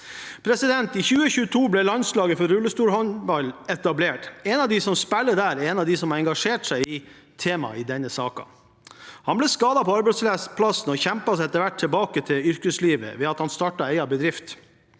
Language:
Norwegian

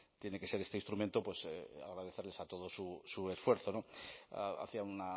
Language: Spanish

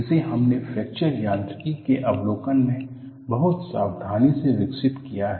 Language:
Hindi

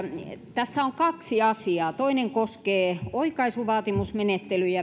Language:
Finnish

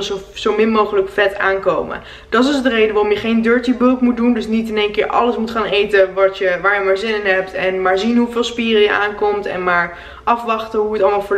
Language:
Dutch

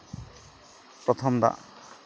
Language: Santali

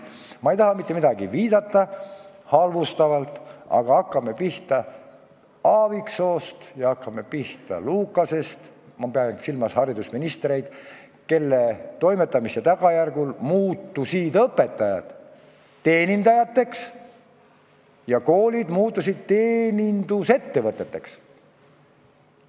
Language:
Estonian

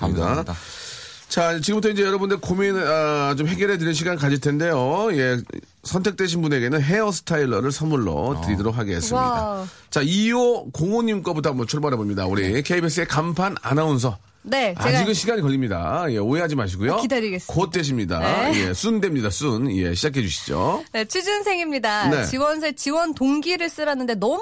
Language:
Korean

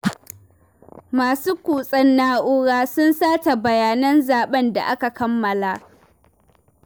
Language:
Hausa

